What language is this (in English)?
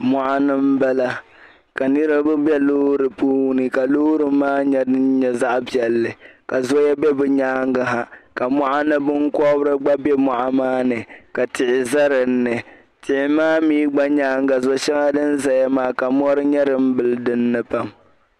Dagbani